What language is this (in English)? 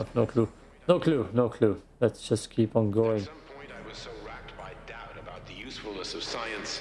English